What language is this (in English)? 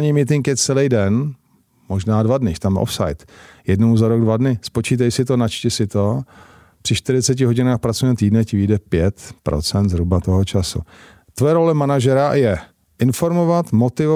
Czech